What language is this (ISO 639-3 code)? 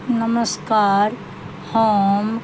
mai